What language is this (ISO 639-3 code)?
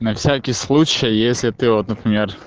rus